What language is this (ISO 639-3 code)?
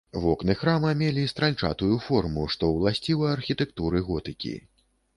bel